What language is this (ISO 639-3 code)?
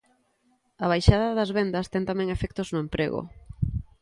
glg